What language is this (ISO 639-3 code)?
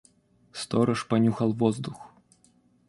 rus